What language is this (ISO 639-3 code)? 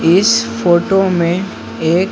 hin